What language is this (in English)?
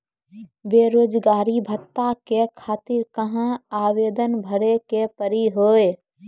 Maithili